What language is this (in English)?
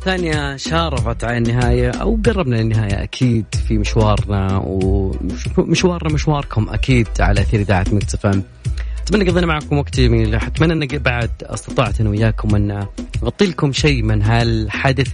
Arabic